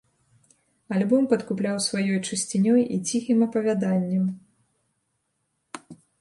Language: Belarusian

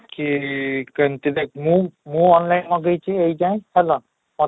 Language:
Odia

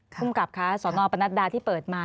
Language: Thai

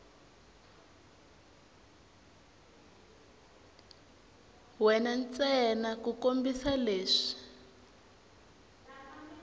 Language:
Tsonga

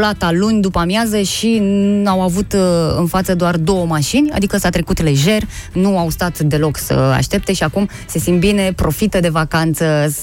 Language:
Romanian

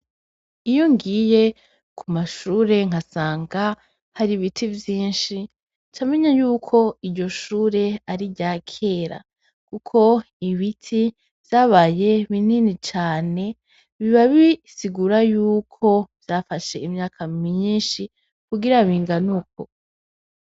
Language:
Rundi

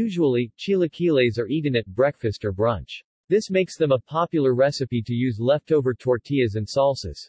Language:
English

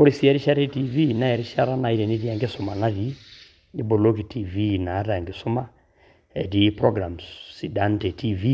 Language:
Masai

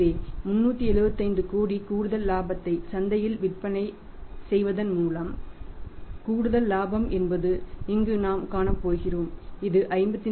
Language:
Tamil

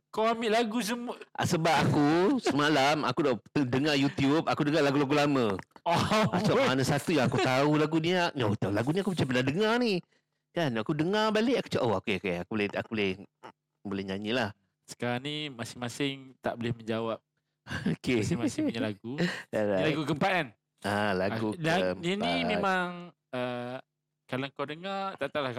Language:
Malay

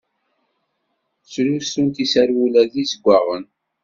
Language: Kabyle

